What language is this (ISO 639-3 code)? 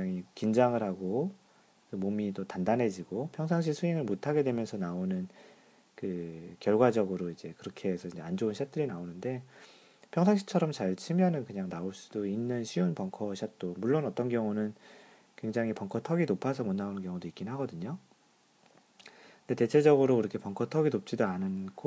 kor